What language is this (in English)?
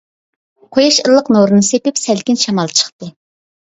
Uyghur